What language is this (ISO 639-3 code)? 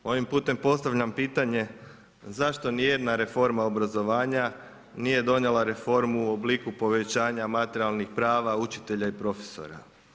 hrv